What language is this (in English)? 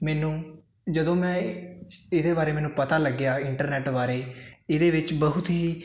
Punjabi